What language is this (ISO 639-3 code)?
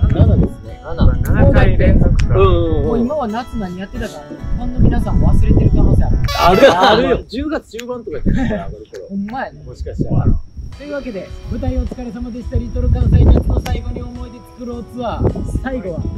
jpn